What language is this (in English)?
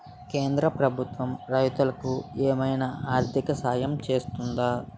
Telugu